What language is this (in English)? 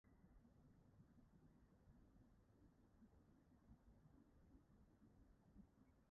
Welsh